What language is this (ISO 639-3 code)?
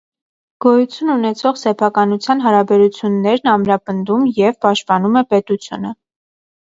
hye